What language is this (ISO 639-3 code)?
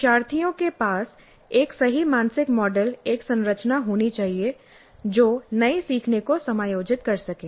hin